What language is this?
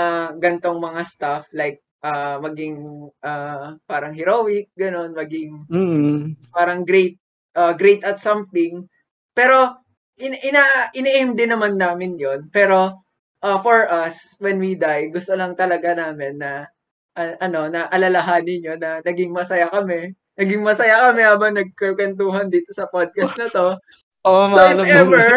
Filipino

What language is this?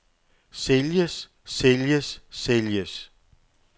Danish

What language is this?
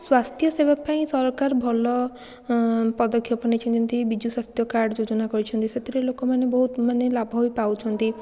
Odia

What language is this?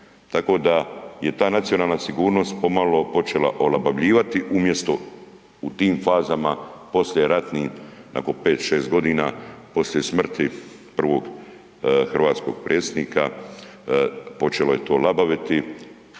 Croatian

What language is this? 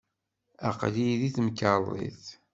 Kabyle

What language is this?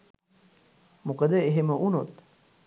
Sinhala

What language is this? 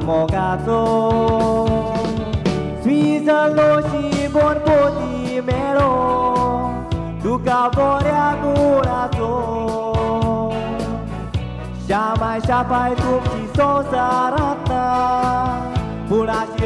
Romanian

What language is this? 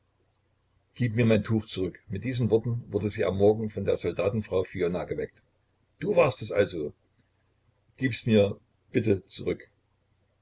German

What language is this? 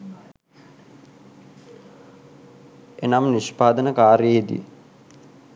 Sinhala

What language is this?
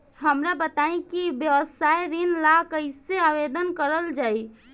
Bhojpuri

